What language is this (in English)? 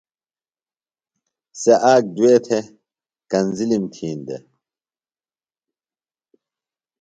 Phalura